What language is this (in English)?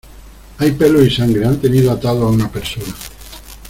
Spanish